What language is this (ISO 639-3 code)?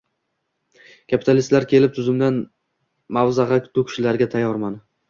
uzb